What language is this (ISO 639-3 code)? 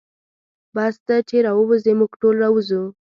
pus